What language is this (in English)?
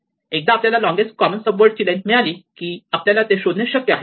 Marathi